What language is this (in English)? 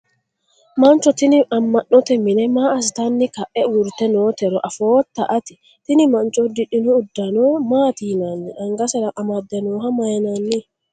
Sidamo